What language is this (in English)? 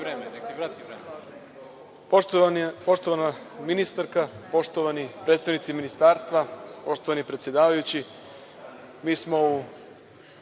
Serbian